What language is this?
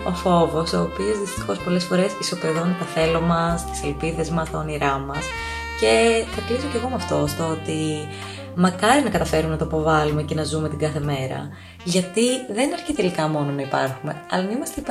Greek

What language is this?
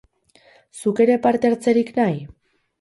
Basque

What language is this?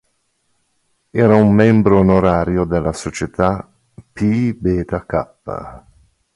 Italian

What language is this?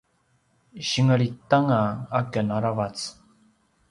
Paiwan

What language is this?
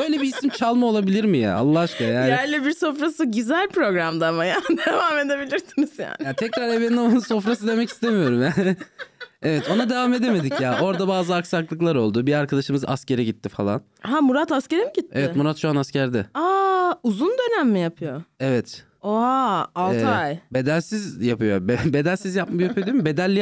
Turkish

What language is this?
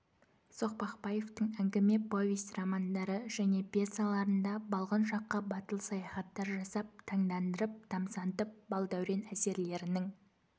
Kazakh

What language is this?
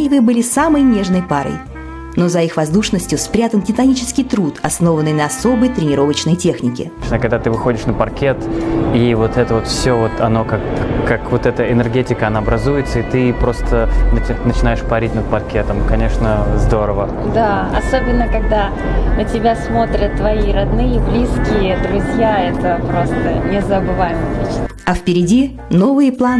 Russian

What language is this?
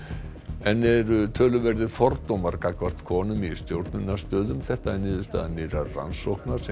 Icelandic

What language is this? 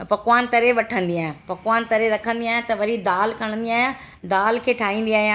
Sindhi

